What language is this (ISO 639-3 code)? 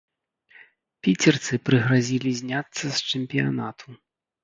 bel